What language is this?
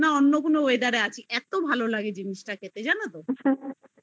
Bangla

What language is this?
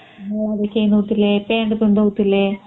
Odia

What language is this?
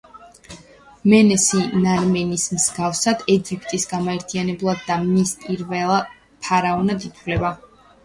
Georgian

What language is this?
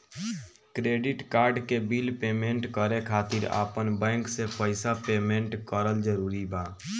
Bhojpuri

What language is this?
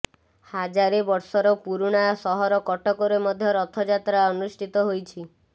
Odia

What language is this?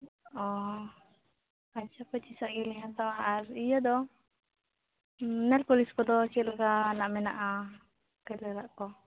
Santali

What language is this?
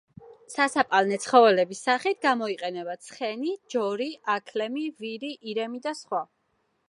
Georgian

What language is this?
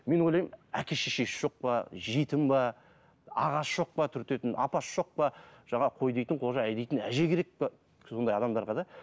Kazakh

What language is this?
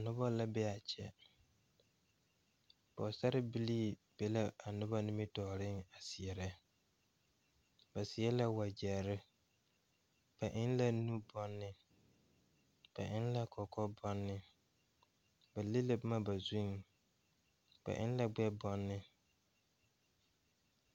Southern Dagaare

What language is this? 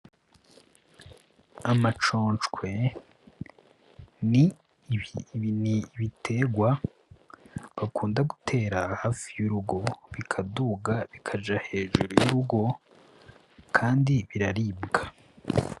Rundi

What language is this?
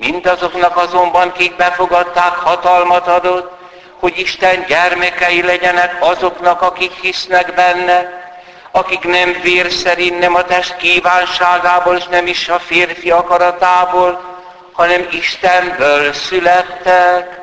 Hungarian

